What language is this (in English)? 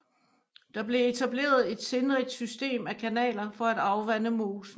Danish